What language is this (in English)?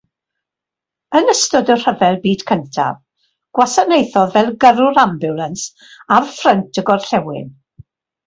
Welsh